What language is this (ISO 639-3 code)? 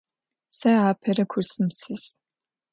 ady